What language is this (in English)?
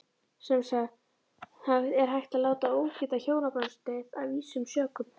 Icelandic